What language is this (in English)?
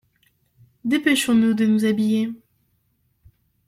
French